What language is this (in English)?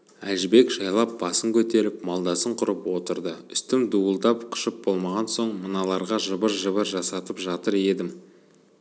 Kazakh